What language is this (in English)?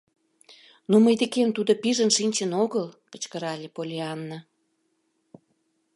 Mari